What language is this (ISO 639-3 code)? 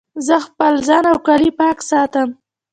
pus